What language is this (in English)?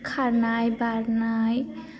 Bodo